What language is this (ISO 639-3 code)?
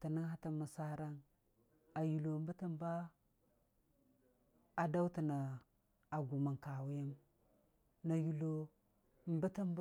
cfa